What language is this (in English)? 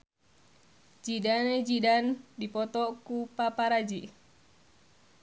Sundanese